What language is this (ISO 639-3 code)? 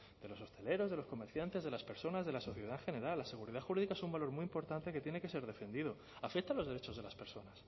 spa